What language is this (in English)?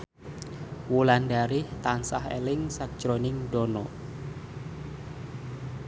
Javanese